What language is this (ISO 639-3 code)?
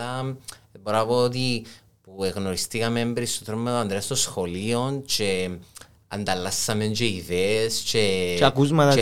ell